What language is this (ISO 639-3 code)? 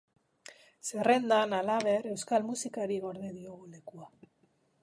eus